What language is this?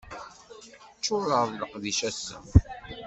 Kabyle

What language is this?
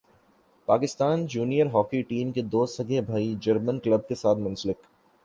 Urdu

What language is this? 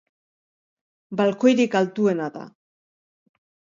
Basque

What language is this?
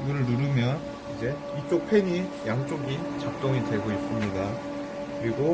Korean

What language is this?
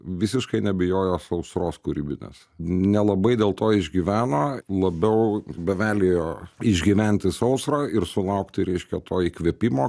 Lithuanian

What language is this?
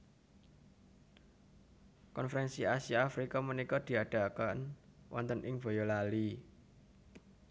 Javanese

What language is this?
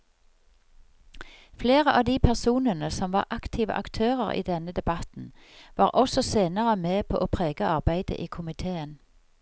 Norwegian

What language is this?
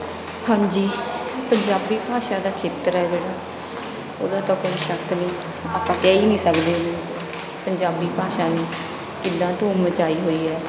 Punjabi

